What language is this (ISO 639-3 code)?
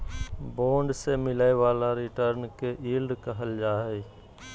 mag